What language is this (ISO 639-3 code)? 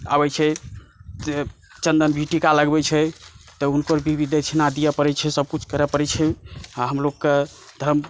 mai